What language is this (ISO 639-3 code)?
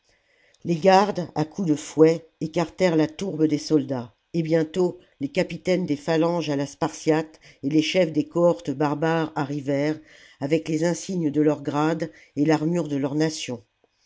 fra